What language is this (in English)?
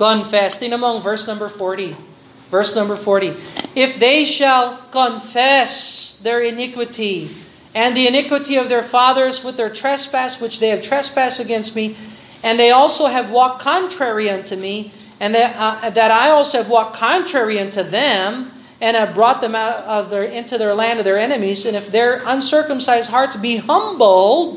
Filipino